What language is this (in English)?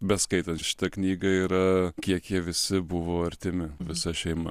Lithuanian